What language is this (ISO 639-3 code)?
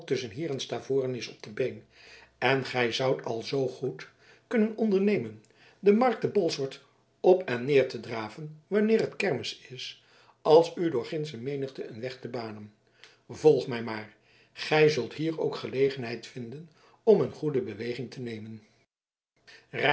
nld